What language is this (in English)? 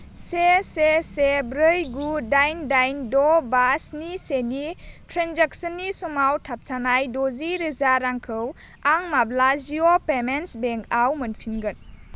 Bodo